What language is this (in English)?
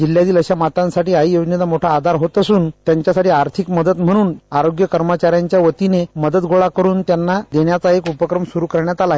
Marathi